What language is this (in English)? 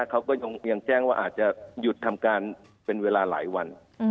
Thai